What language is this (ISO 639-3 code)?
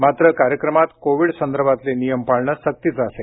mar